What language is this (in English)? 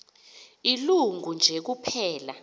Xhosa